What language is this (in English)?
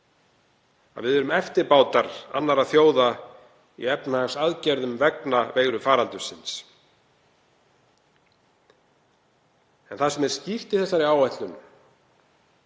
Icelandic